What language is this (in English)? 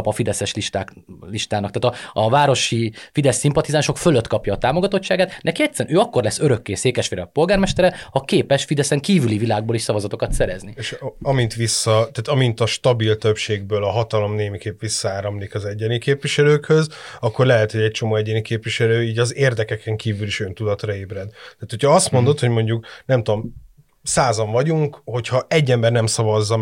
Hungarian